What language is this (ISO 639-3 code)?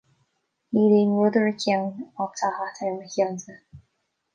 gle